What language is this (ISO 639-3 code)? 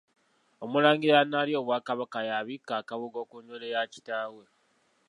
lug